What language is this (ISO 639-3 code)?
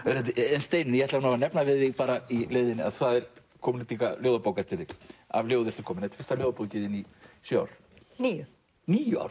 isl